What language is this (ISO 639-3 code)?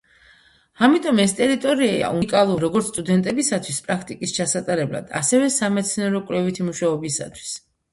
kat